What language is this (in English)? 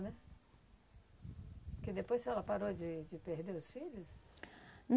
Portuguese